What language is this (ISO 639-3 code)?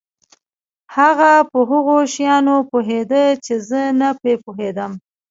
pus